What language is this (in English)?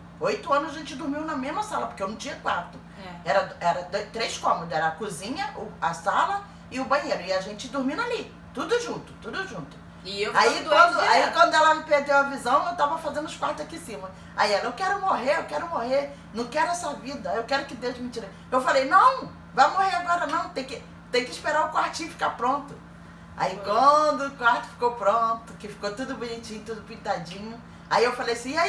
Portuguese